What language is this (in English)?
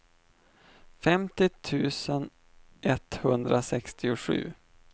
Swedish